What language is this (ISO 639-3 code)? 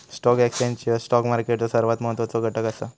mar